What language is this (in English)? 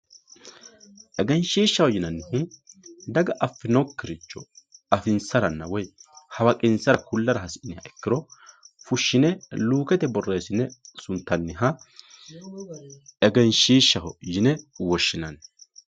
Sidamo